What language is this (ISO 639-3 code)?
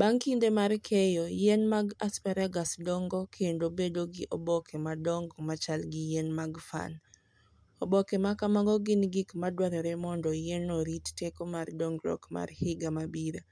luo